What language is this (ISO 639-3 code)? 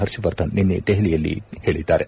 kan